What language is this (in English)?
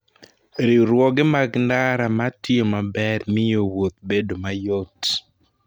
Luo (Kenya and Tanzania)